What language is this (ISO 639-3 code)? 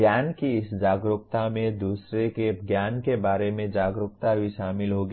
hin